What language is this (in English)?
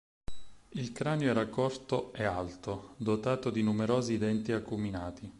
Italian